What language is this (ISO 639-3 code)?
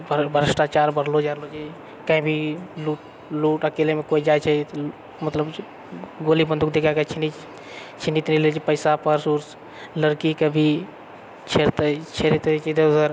mai